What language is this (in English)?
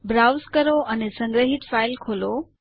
Gujarati